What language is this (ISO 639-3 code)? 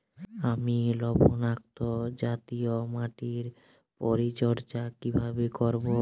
ben